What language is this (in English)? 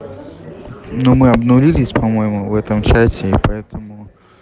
Russian